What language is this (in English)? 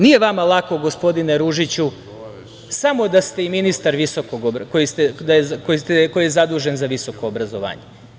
Serbian